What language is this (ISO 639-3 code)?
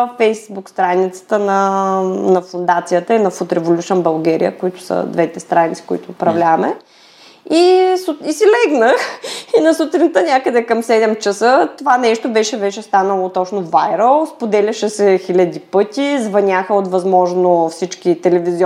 bul